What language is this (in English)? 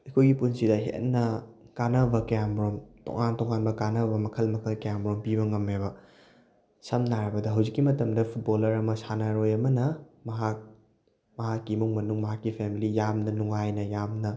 Manipuri